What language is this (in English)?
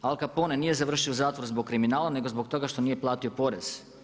Croatian